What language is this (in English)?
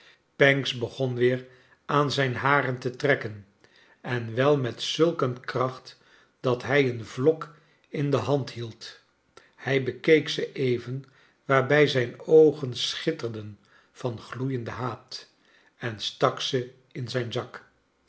Dutch